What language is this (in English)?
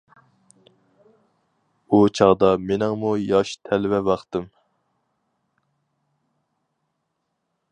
Uyghur